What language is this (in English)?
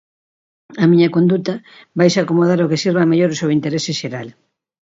Galician